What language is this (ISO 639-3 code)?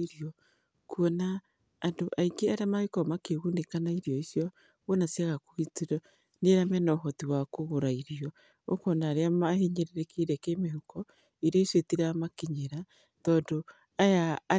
kik